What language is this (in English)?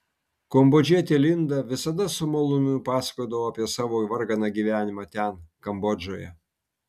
Lithuanian